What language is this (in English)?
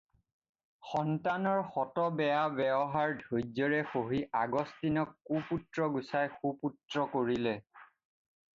Assamese